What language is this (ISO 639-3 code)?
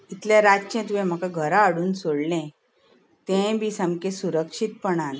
kok